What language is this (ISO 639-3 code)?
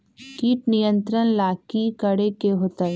mag